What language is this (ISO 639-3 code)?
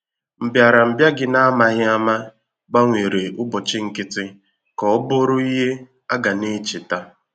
ibo